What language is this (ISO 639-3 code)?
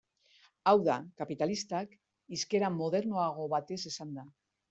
eus